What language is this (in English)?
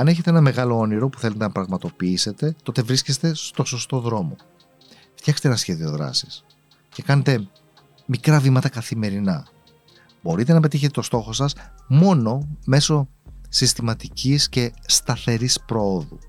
Greek